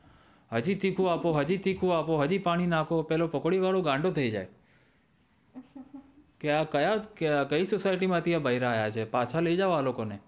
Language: Gujarati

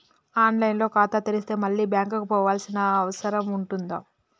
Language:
Telugu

